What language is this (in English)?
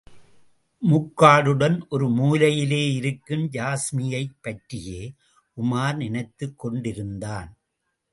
Tamil